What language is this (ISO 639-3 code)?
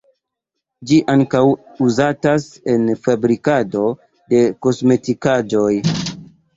epo